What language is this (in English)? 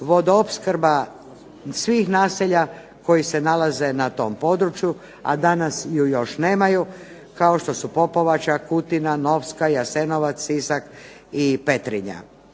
Croatian